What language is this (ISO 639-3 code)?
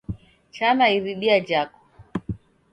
dav